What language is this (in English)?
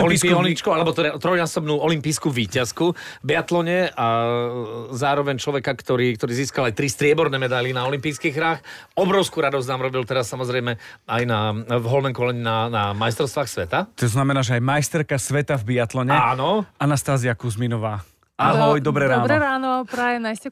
Slovak